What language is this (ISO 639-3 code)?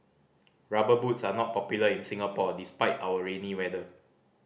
eng